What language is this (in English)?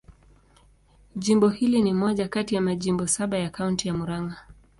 Swahili